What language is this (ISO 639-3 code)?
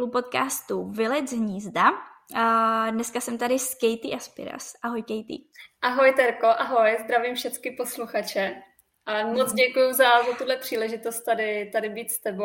ces